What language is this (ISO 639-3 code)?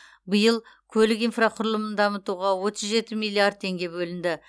kaz